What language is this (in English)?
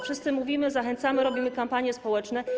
Polish